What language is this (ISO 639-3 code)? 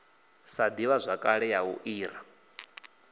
ven